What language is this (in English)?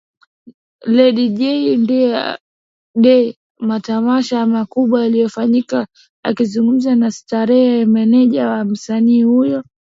Swahili